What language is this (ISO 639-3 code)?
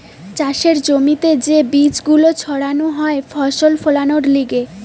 ben